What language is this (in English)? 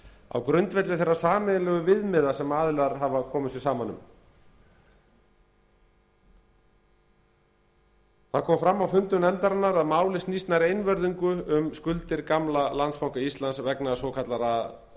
Icelandic